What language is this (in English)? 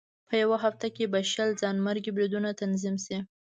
Pashto